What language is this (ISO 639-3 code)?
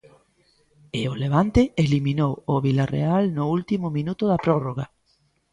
glg